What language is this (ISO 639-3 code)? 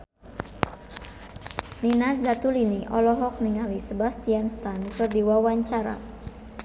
sun